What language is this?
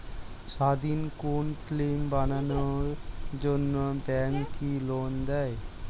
Bangla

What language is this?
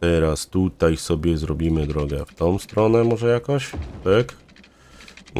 Polish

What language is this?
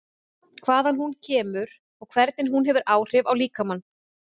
Icelandic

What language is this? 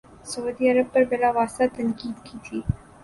Urdu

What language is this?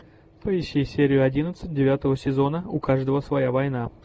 Russian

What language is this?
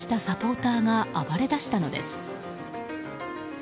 Japanese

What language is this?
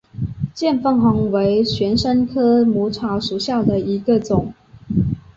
Chinese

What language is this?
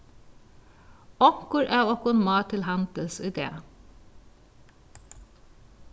Faroese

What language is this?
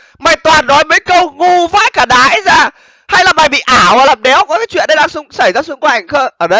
Vietnamese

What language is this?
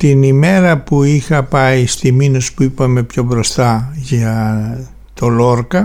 Greek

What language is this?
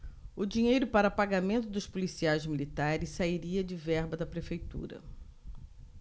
Portuguese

